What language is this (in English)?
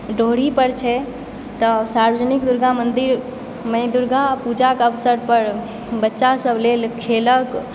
Maithili